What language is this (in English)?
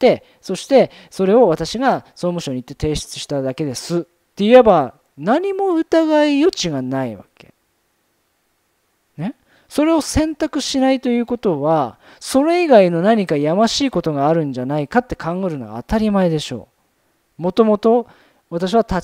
Japanese